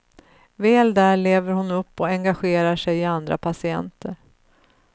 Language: Swedish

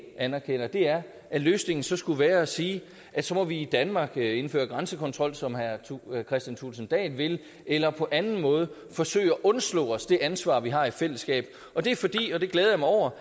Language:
Danish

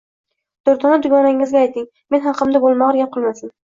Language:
Uzbek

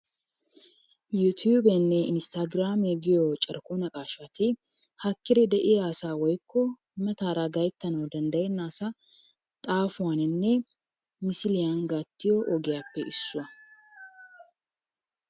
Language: Wolaytta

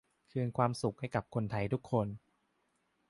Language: Thai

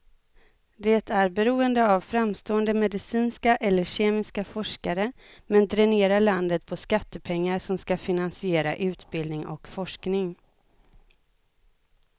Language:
Swedish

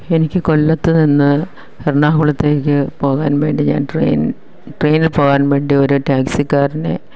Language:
Malayalam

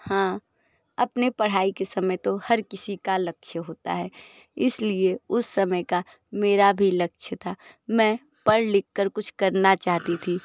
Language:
Hindi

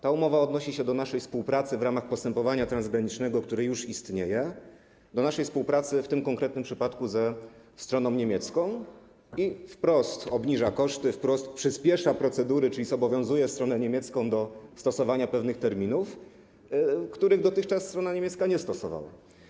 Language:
Polish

